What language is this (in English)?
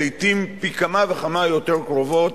Hebrew